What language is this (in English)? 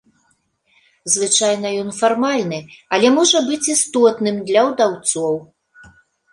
Belarusian